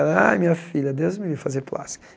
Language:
Portuguese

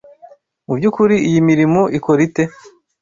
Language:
Kinyarwanda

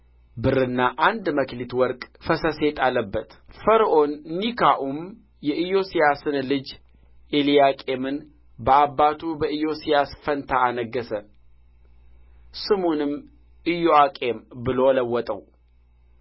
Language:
Amharic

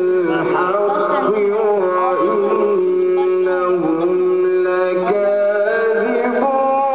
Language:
Arabic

